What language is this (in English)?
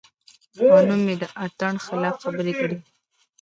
Pashto